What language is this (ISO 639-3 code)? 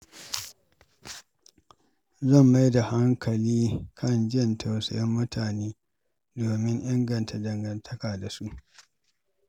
hau